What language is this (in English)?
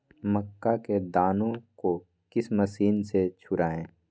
Magahi